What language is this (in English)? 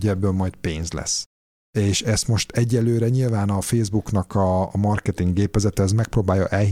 Hungarian